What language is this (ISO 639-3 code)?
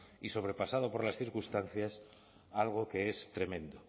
spa